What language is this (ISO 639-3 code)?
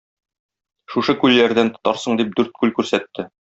tat